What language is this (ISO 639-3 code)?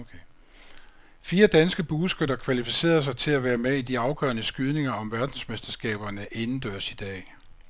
dan